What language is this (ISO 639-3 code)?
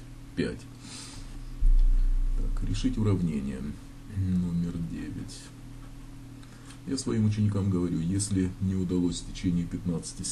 rus